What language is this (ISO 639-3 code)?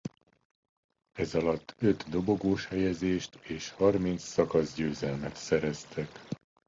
hun